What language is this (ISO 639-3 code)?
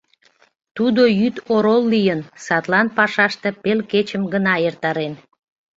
chm